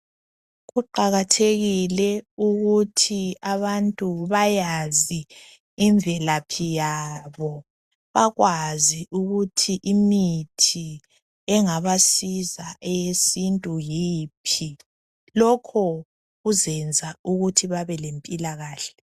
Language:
North Ndebele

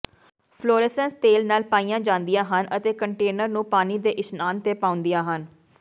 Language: Punjabi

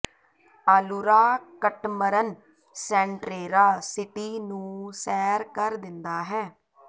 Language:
Punjabi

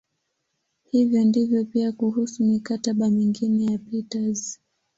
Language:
Swahili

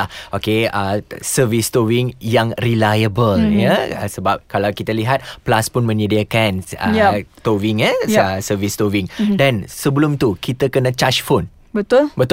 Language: Malay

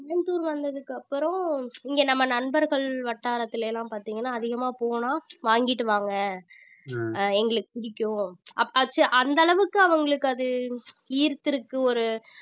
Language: Tamil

